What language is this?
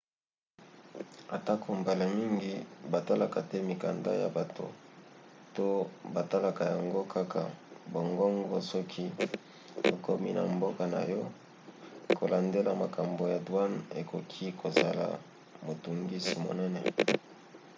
Lingala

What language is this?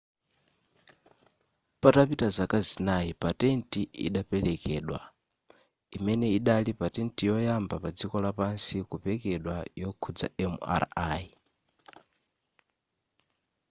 Nyanja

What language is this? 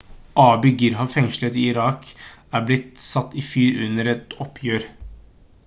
Norwegian Bokmål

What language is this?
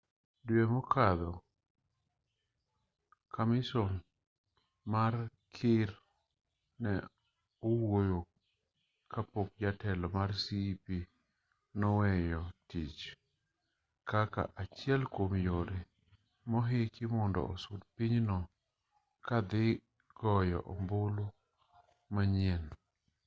Luo (Kenya and Tanzania)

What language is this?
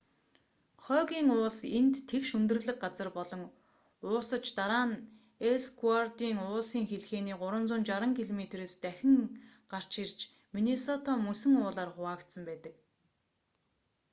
Mongolian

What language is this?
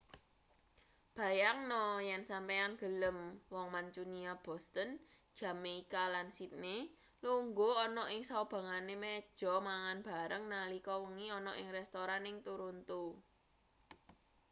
Javanese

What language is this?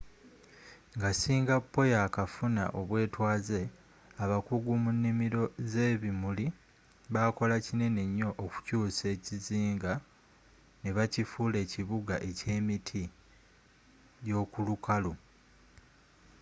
Ganda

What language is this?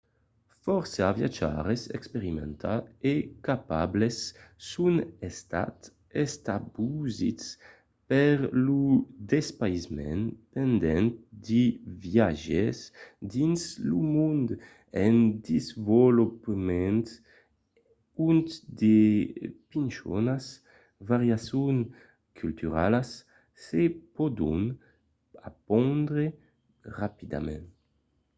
Occitan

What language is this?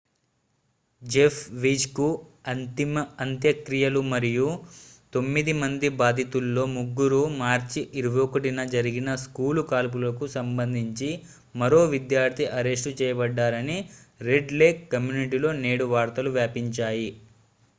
Telugu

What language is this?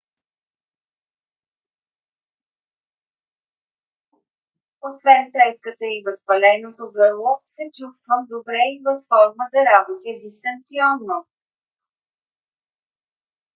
Bulgarian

